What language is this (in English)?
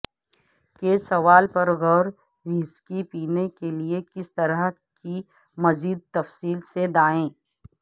Urdu